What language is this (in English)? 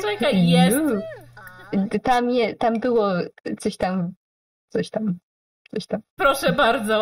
Polish